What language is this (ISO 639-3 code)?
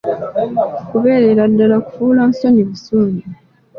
lug